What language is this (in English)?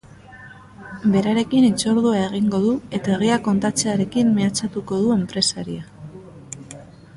Basque